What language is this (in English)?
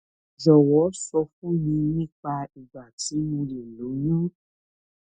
Yoruba